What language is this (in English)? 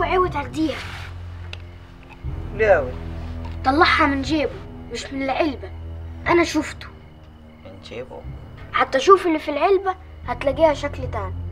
Arabic